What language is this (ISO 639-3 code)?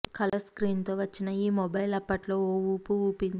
tel